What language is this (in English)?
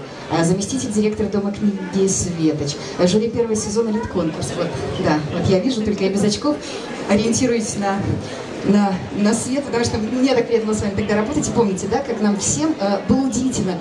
Russian